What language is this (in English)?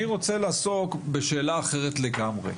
Hebrew